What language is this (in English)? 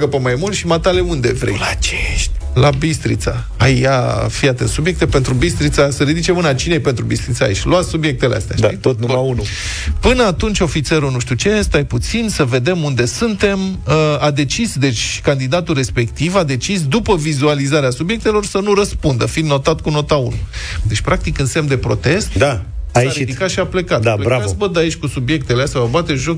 Romanian